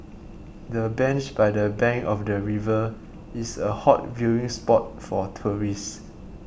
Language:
English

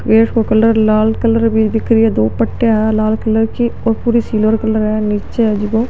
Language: Marwari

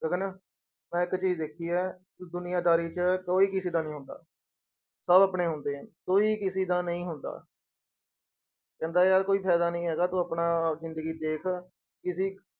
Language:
Punjabi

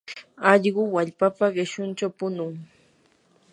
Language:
Yanahuanca Pasco Quechua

